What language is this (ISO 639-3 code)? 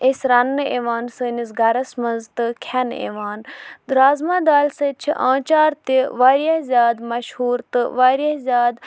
kas